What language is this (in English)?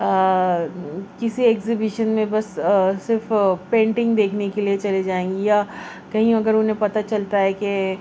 Urdu